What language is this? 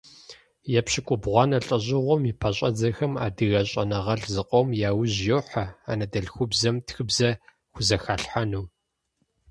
Kabardian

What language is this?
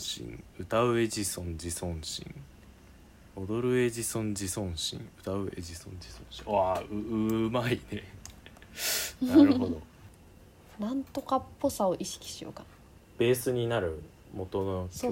Japanese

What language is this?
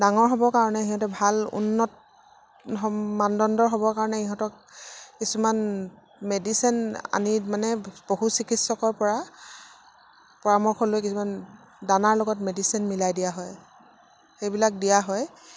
Assamese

